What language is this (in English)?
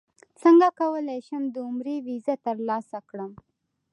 Pashto